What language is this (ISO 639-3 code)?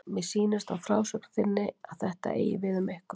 isl